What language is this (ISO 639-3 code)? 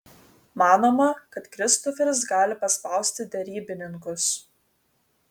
lit